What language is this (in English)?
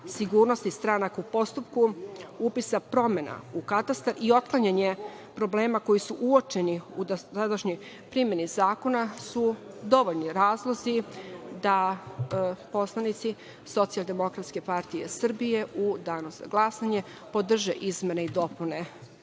Serbian